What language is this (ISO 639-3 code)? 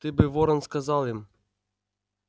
rus